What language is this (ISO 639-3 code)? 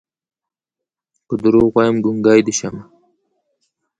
pus